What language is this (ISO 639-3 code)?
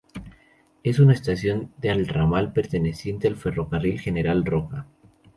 spa